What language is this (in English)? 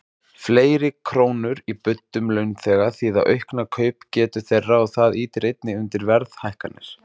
Icelandic